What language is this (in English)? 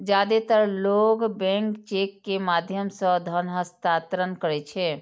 Maithili